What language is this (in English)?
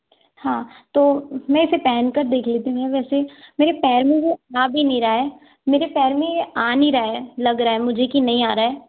Hindi